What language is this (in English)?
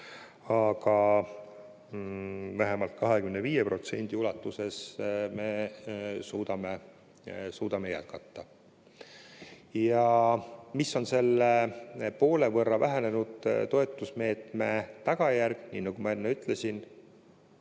Estonian